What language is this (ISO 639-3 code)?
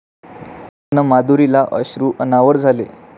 mar